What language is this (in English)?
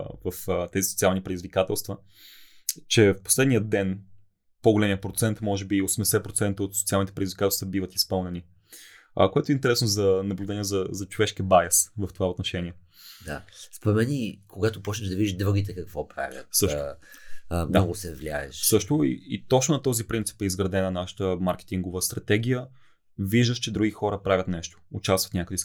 Bulgarian